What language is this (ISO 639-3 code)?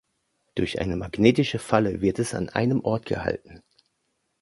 deu